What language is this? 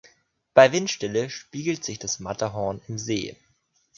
German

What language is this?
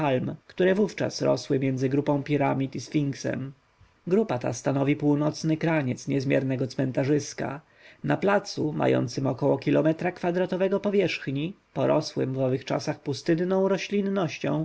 Polish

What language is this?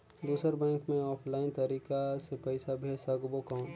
Chhattisgarhi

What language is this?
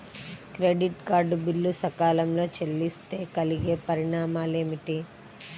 Telugu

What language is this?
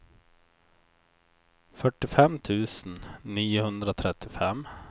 Swedish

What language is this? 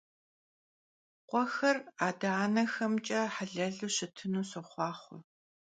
Kabardian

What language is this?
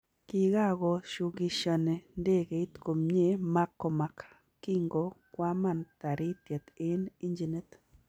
Kalenjin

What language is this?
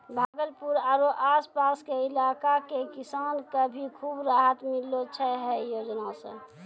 Maithili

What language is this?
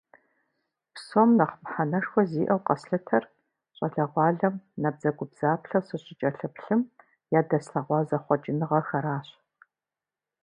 Kabardian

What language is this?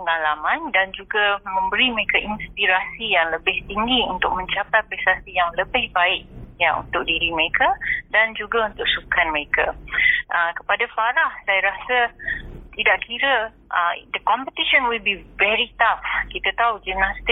Malay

